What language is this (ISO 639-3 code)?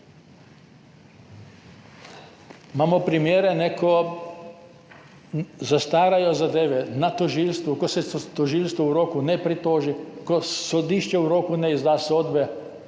slv